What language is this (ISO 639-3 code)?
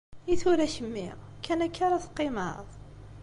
kab